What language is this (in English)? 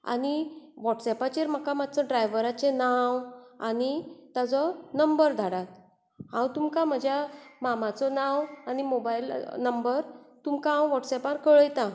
Konkani